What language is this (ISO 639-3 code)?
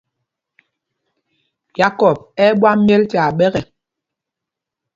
mgg